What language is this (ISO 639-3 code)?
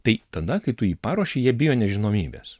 lit